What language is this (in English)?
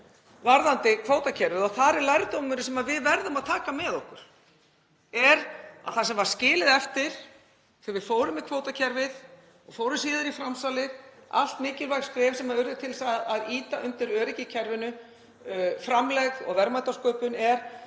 Icelandic